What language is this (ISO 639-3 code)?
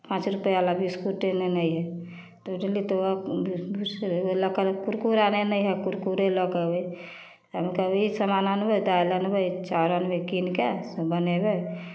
mai